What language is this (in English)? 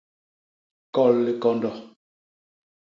Basaa